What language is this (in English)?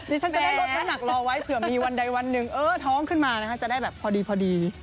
Thai